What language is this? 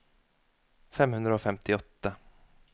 Norwegian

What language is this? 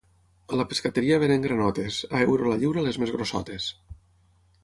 Catalan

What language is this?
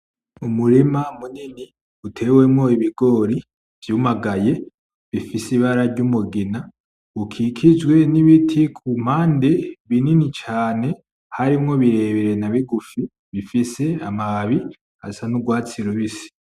Rundi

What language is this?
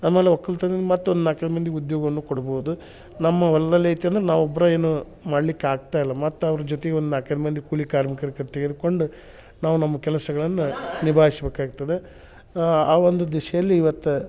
Kannada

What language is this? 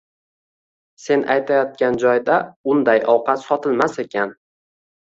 Uzbek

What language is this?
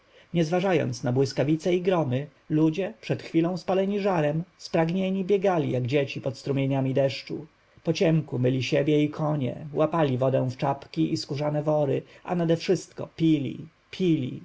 Polish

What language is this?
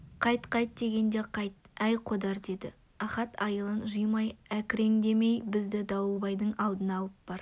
Kazakh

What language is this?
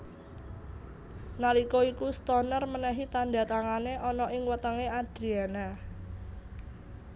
Javanese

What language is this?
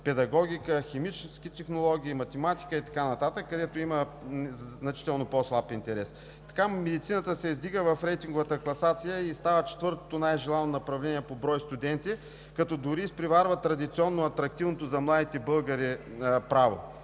Bulgarian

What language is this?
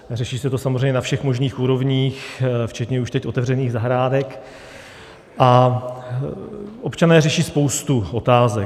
Czech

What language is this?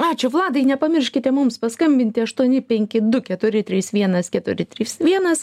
Lithuanian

